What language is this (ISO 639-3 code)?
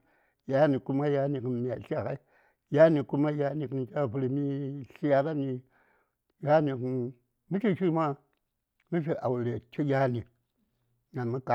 say